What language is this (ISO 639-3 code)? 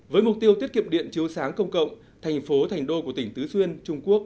vie